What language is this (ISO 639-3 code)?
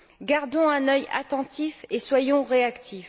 fra